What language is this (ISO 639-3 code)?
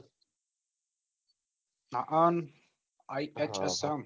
guj